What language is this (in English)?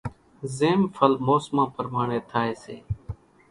Kachi Koli